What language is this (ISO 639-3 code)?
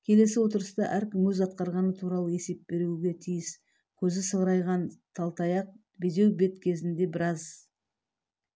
kaz